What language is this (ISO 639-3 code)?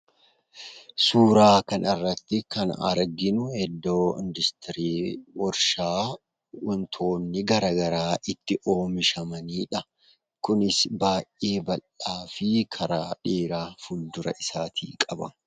orm